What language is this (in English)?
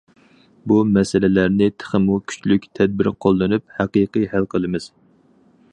Uyghur